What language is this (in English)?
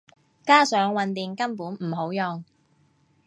Cantonese